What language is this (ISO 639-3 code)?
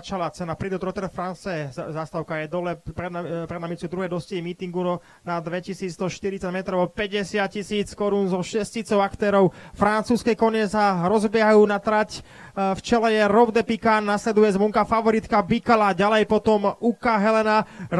slk